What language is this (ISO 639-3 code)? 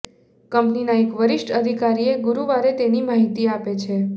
guj